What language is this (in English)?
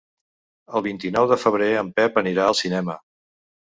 Catalan